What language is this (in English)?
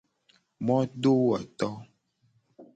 Gen